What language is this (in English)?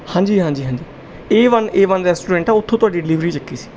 Punjabi